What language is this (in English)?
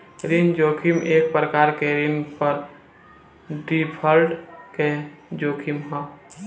Bhojpuri